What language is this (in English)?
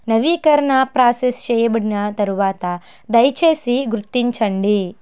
Telugu